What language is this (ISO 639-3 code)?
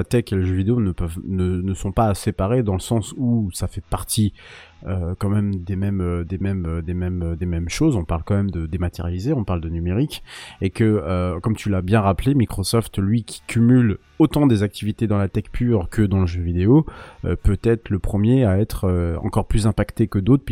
fra